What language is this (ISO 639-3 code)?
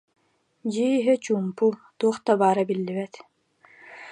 sah